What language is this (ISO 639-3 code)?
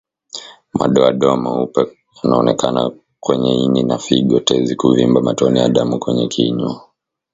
swa